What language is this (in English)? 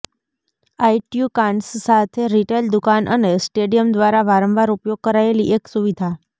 Gujarati